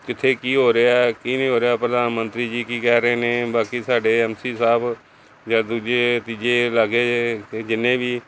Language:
Punjabi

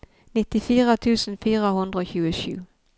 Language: Norwegian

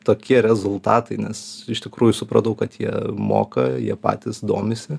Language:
Lithuanian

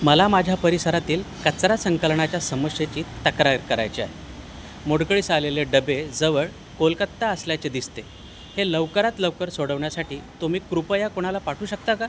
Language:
Marathi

